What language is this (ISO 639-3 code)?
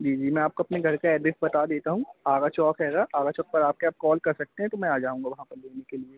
hin